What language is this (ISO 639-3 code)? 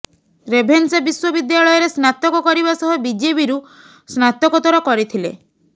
ori